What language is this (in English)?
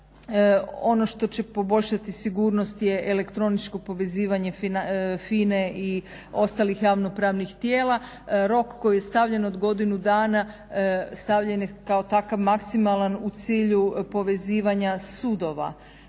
Croatian